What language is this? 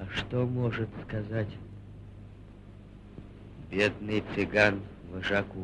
Russian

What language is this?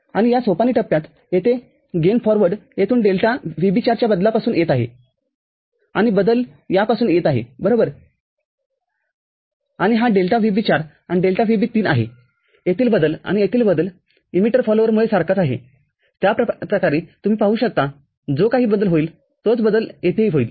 Marathi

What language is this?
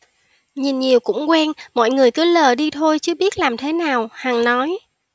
Vietnamese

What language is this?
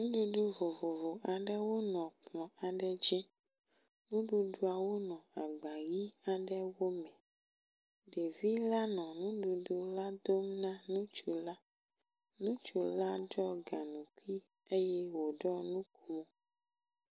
Ewe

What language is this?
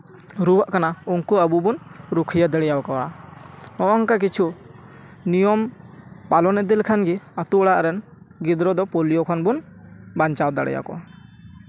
Santali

